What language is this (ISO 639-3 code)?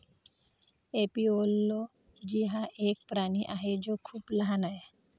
mar